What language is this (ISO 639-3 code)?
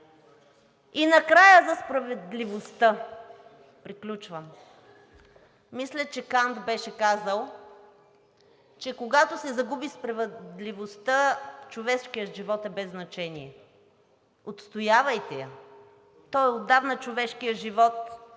bul